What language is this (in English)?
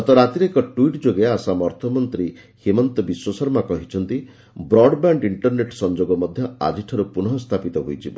Odia